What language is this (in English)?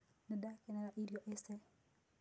Kikuyu